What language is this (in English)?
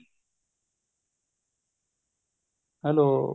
Punjabi